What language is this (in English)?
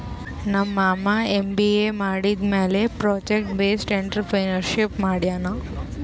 Kannada